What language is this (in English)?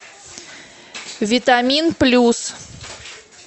Russian